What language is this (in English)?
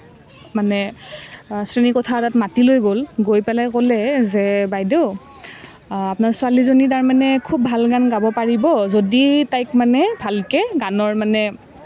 Assamese